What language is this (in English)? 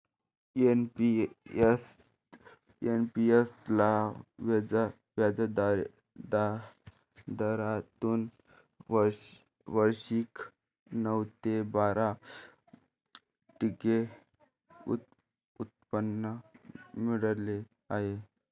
Marathi